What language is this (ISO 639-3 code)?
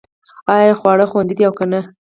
pus